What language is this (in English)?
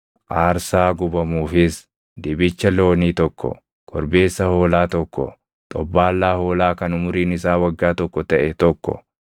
Oromo